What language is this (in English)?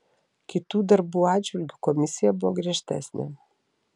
Lithuanian